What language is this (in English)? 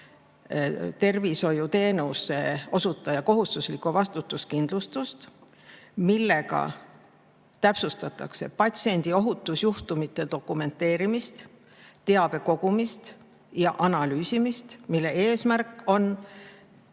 Estonian